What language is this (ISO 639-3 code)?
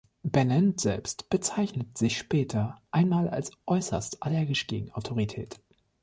deu